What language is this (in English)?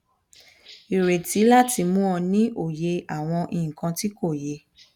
Yoruba